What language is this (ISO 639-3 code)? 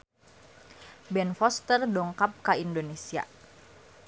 sun